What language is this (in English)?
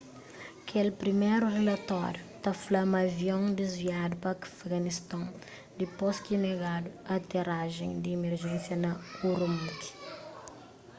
Kabuverdianu